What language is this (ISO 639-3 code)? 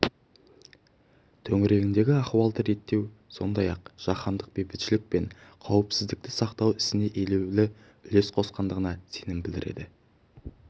kaz